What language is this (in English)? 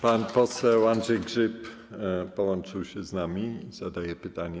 Polish